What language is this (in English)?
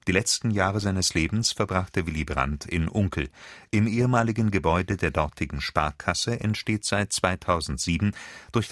German